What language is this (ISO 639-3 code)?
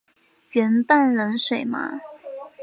zho